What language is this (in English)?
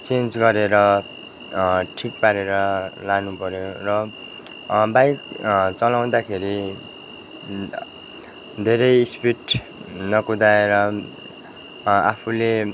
Nepali